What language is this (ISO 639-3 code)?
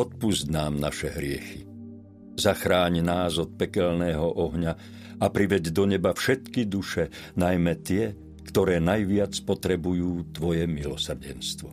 slk